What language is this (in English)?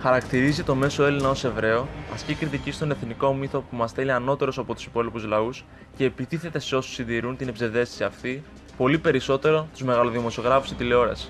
Greek